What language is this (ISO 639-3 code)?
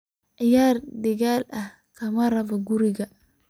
som